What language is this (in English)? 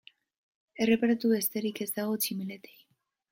Basque